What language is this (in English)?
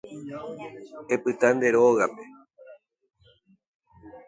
Guarani